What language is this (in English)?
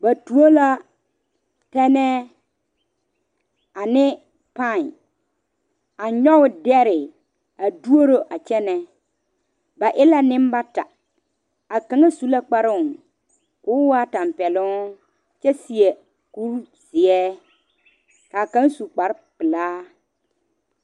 Southern Dagaare